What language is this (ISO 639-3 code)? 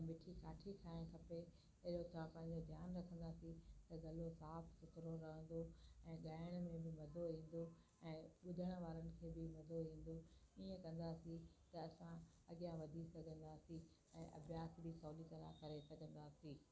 snd